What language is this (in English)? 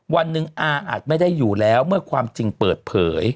Thai